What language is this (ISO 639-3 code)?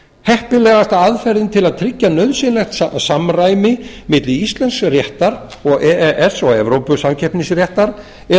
isl